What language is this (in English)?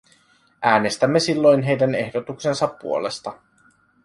Finnish